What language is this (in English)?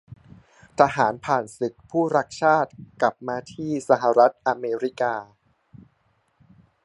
Thai